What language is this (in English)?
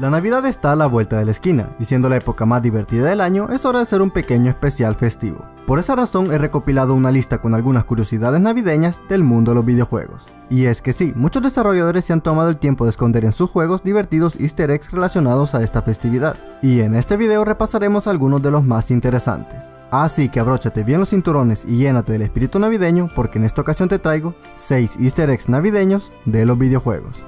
Spanish